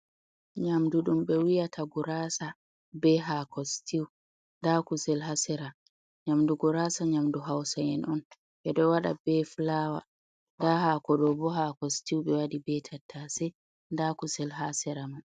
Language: Fula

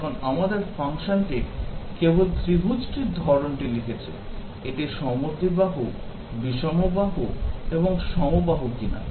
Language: Bangla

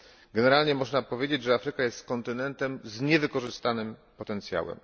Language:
Polish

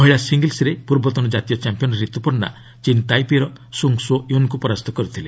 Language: Odia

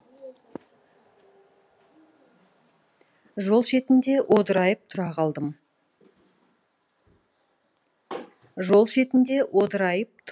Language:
Kazakh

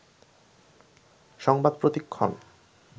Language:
Bangla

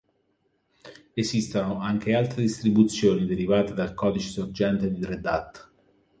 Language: Italian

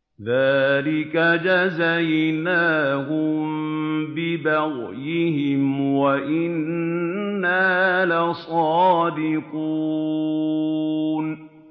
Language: Arabic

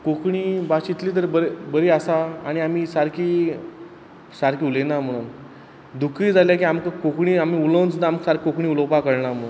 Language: Konkani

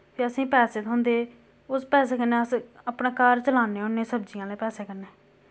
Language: Dogri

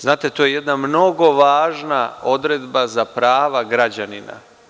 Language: Serbian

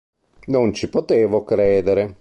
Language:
Italian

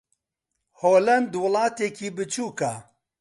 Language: Central Kurdish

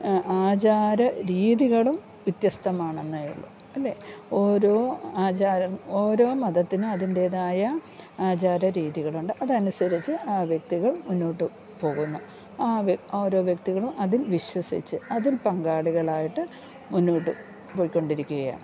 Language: Malayalam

